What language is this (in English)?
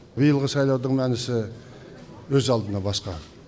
Kazakh